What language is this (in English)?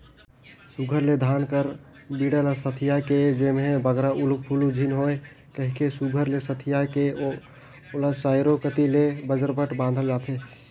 Chhattisgarhi